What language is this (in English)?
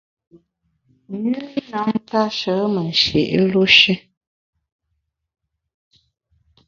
Bamun